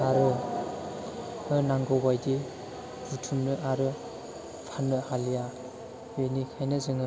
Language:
Bodo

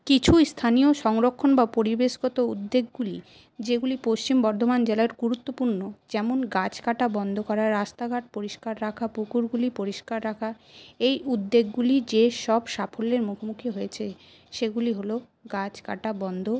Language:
Bangla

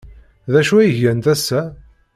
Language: Kabyle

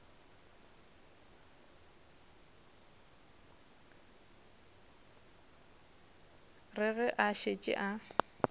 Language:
Northern Sotho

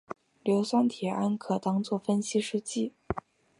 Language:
Chinese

